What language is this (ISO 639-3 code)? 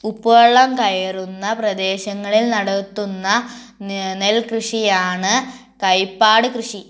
mal